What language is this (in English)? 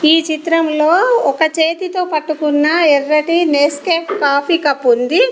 Telugu